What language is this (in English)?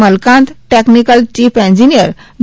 Gujarati